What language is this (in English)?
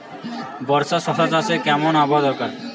Bangla